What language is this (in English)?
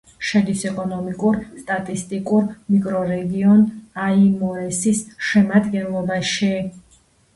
Georgian